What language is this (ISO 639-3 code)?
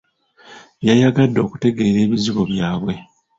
lug